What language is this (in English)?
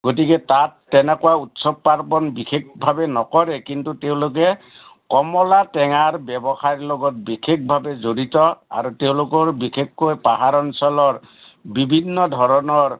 Assamese